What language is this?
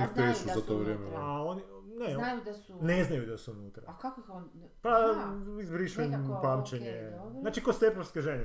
Croatian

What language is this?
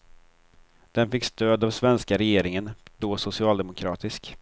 Swedish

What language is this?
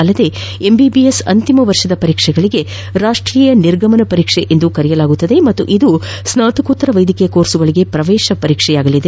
Kannada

